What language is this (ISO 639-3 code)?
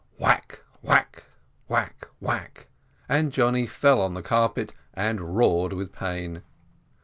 eng